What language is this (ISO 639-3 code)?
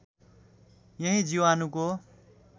nep